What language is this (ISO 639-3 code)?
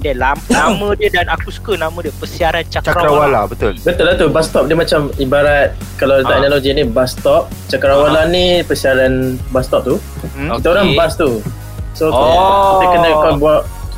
msa